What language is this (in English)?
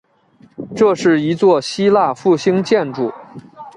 Chinese